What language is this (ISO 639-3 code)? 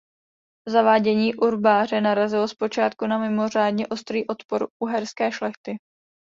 ces